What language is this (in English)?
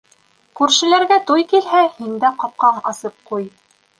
Bashkir